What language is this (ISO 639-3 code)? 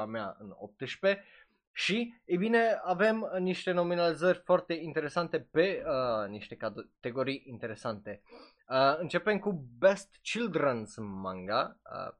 ron